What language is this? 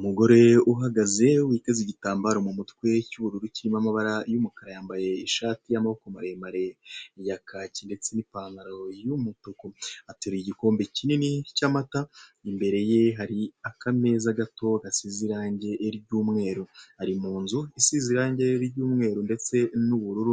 Kinyarwanda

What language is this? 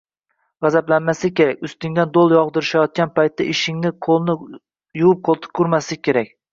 Uzbek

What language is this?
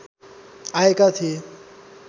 Nepali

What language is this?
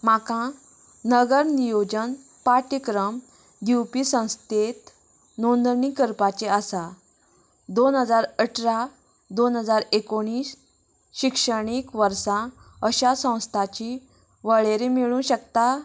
Konkani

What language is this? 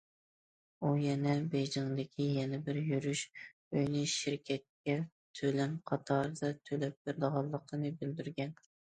Uyghur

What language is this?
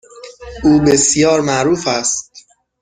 Persian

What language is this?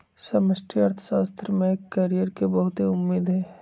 Magahi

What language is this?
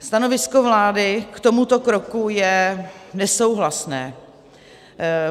Czech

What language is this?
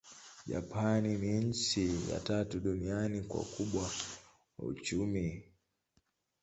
Swahili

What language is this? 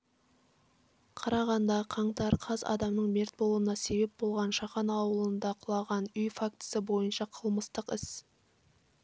Kazakh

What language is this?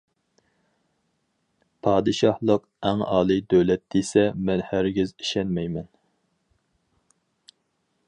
Uyghur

